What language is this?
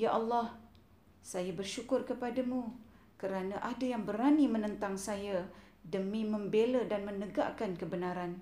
Malay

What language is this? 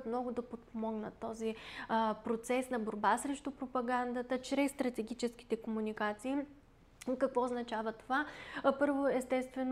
Bulgarian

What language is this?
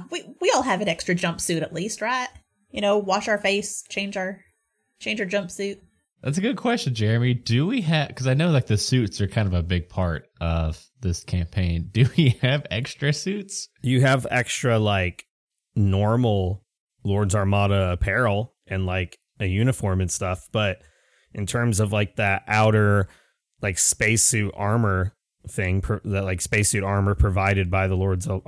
English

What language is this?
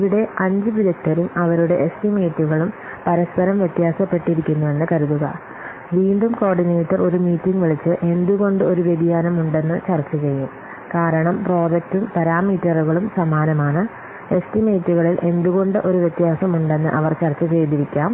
Malayalam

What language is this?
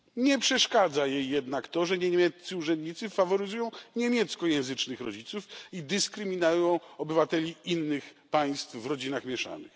Polish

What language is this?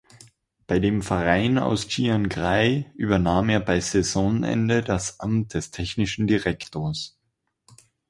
German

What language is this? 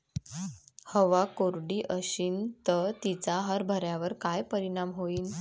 Marathi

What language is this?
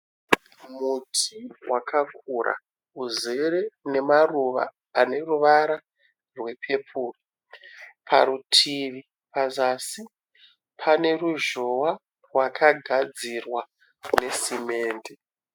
Shona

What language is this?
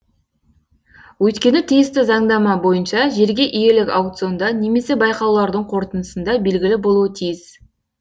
Kazakh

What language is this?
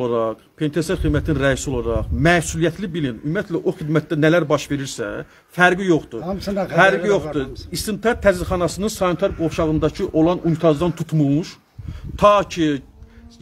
Turkish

